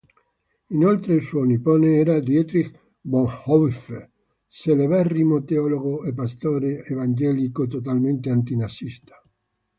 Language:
Italian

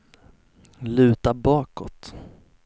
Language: Swedish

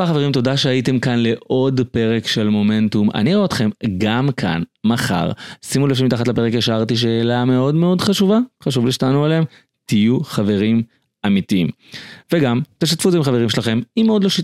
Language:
Hebrew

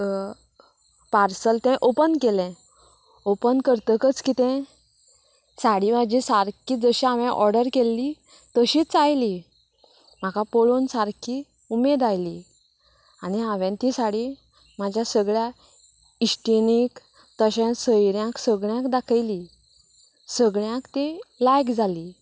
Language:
Konkani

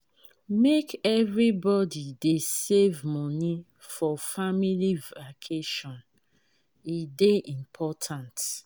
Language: Nigerian Pidgin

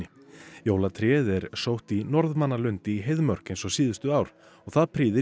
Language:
Icelandic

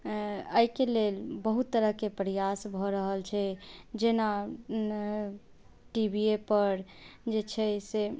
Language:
Maithili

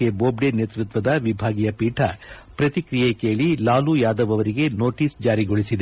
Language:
Kannada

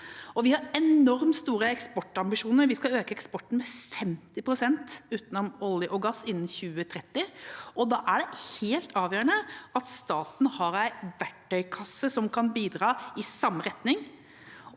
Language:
Norwegian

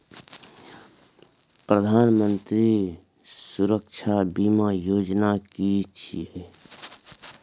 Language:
Maithili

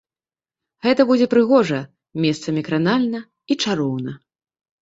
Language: Belarusian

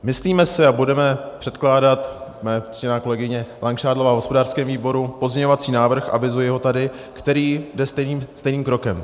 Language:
Czech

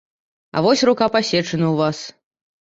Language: Belarusian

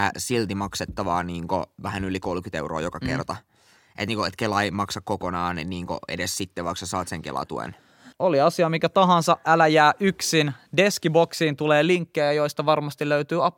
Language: Finnish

